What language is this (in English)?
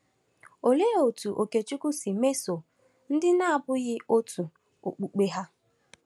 Igbo